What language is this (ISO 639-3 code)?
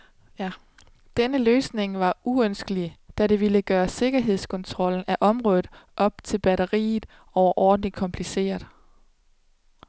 dan